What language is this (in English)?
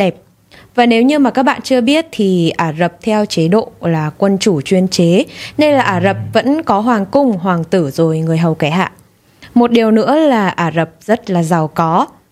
Vietnamese